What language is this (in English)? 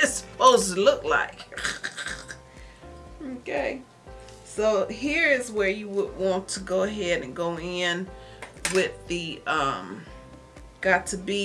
English